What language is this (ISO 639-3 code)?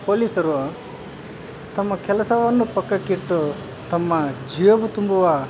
kan